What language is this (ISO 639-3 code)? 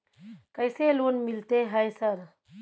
mai